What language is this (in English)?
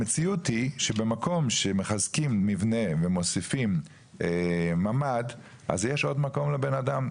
Hebrew